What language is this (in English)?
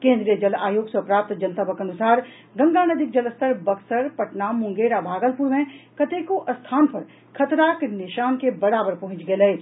Maithili